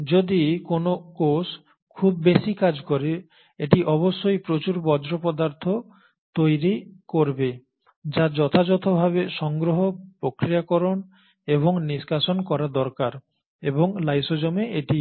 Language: Bangla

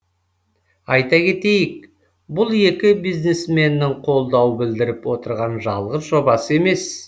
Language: Kazakh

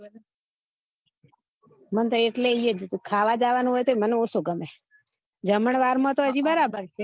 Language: Gujarati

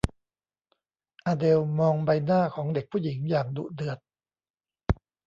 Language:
Thai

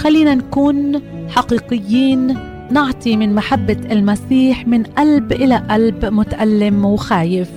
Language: Arabic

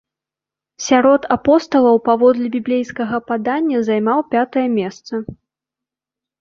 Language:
Belarusian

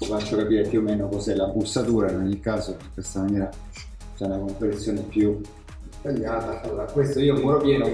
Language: Italian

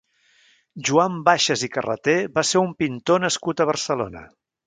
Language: Catalan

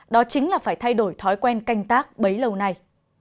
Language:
Vietnamese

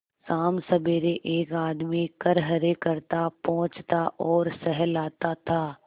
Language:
Hindi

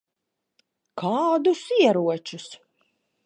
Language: Latvian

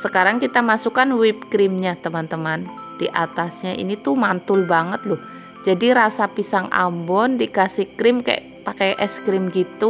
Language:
Indonesian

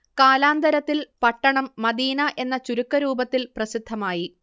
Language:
Malayalam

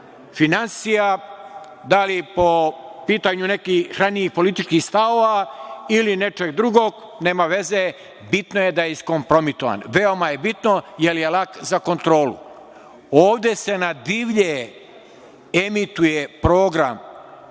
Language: Serbian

